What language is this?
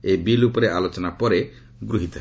Odia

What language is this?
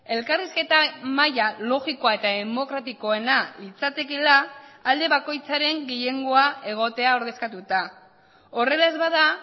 Basque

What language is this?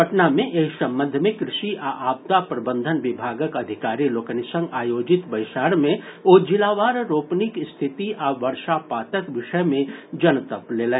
Maithili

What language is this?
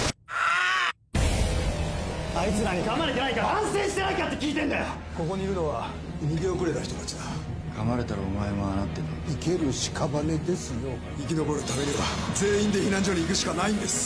Japanese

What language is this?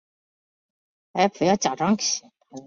Chinese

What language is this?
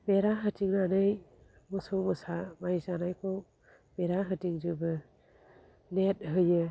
Bodo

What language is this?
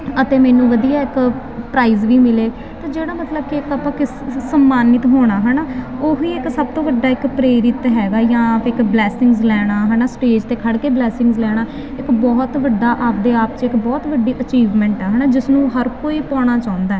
Punjabi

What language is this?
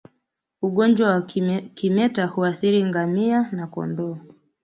Swahili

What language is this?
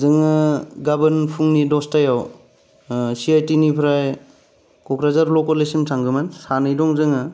Bodo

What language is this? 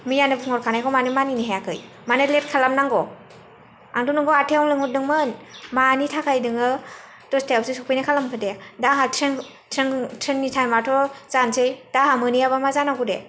Bodo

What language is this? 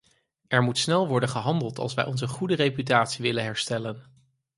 Dutch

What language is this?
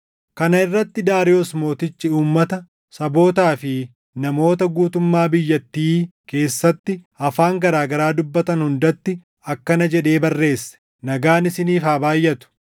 Oromo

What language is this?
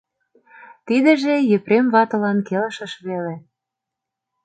Mari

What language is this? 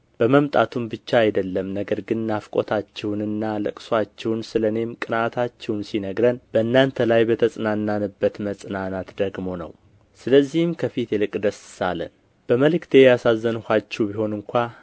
Amharic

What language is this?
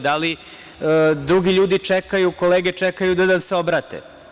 Serbian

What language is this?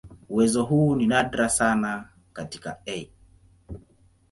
Swahili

